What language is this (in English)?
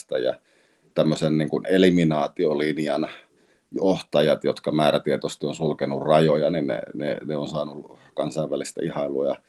Finnish